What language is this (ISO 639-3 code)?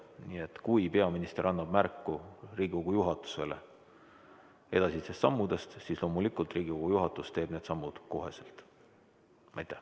est